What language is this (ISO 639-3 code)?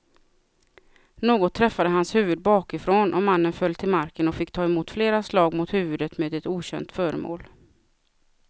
swe